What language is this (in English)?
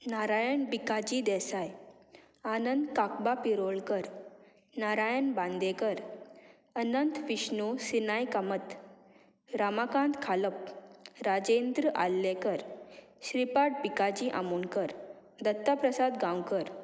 Konkani